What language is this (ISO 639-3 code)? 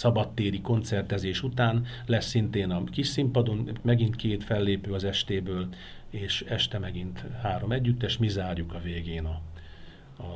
hun